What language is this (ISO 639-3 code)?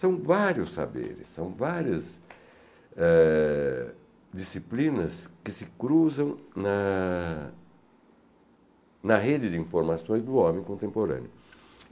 por